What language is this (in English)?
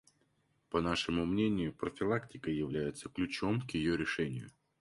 Russian